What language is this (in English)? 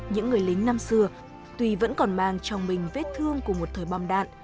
Vietnamese